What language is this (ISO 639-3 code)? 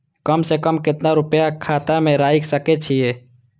mai